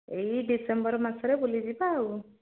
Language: Odia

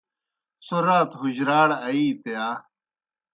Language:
Kohistani Shina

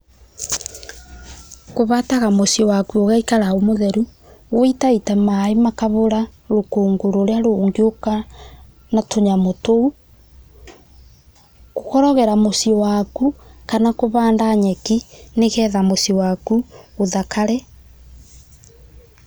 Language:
Kikuyu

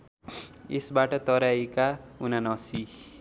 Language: Nepali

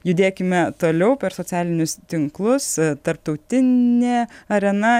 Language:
Lithuanian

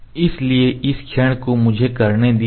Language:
Hindi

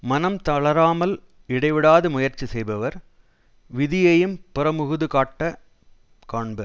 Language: Tamil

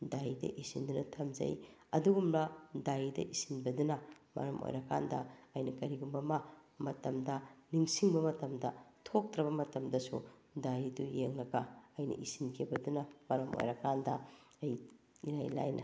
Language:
Manipuri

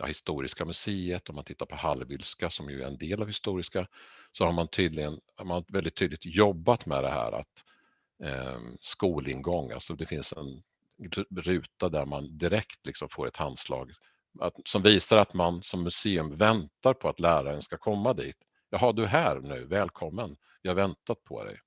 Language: Swedish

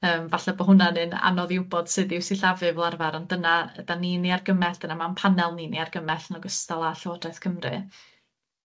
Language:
Welsh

